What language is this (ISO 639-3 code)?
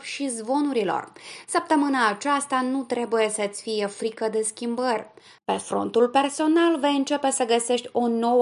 ron